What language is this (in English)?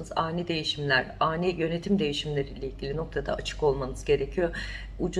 Turkish